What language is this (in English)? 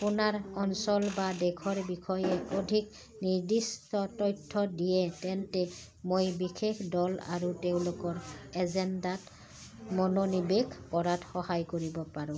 Assamese